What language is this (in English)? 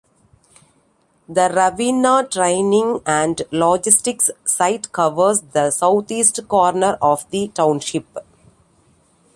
English